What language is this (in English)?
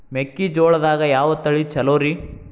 Kannada